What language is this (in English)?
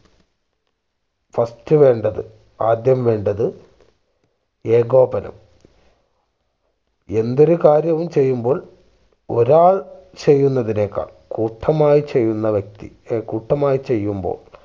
Malayalam